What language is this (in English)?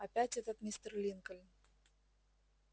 Russian